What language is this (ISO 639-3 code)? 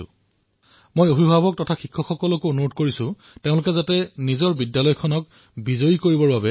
asm